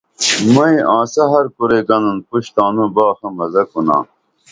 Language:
Dameli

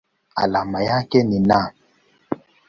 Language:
Swahili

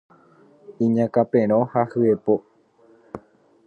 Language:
Guarani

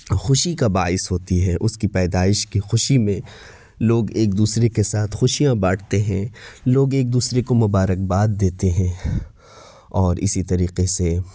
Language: Urdu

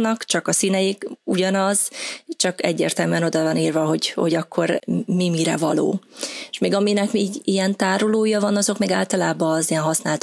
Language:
Hungarian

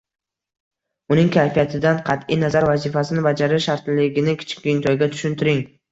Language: Uzbek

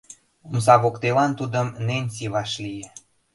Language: Mari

